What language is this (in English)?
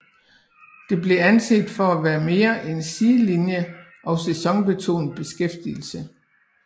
Danish